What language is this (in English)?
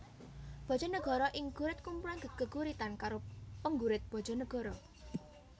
Javanese